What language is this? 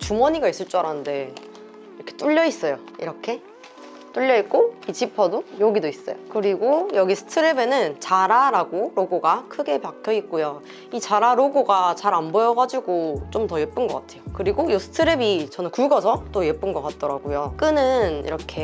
Korean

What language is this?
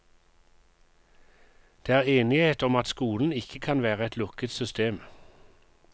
Norwegian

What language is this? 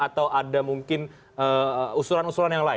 Indonesian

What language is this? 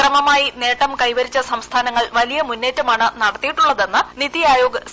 Malayalam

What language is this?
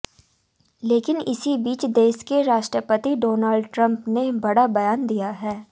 Hindi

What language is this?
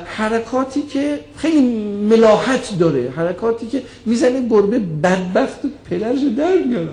Persian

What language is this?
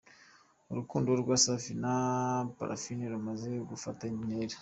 Kinyarwanda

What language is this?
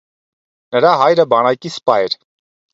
Armenian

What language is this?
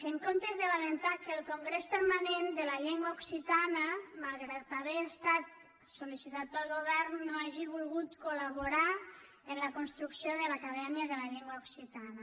Catalan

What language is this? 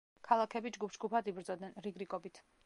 Georgian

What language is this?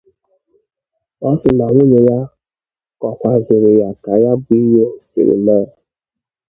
Igbo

